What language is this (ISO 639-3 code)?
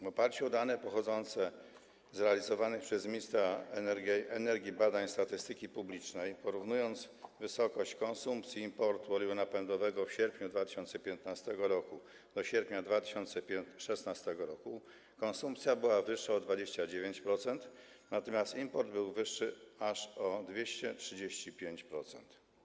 pol